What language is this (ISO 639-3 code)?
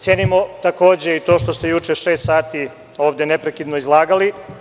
srp